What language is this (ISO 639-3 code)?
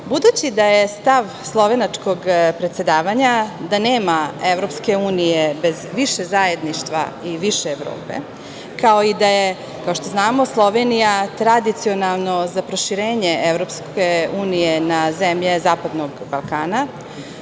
srp